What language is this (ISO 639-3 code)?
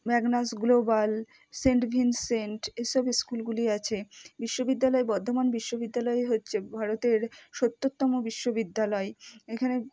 ben